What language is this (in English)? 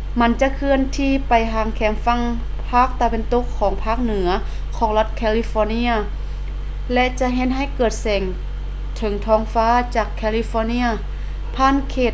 Lao